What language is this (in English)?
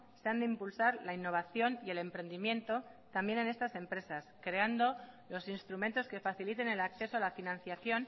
Spanish